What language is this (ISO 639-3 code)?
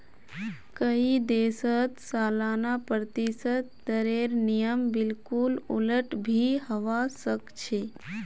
mag